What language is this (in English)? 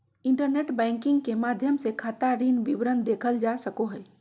Magahi